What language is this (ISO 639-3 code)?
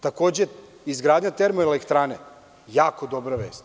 srp